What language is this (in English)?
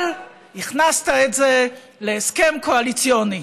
Hebrew